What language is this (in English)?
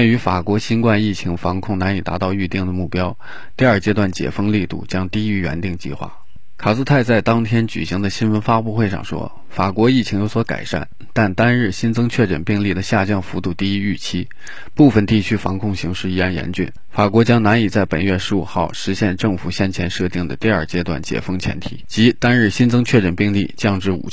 Chinese